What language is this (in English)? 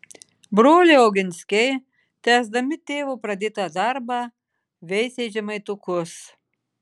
Lithuanian